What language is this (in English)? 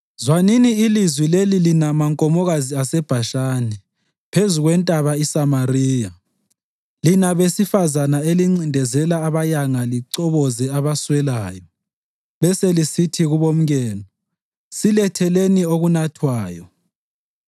North Ndebele